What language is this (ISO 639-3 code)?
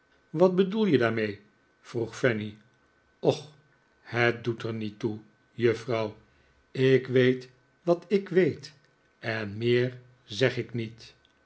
nld